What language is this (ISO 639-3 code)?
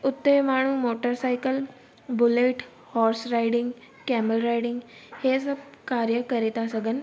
snd